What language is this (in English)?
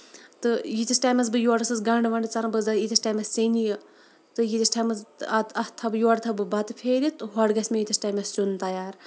Kashmiri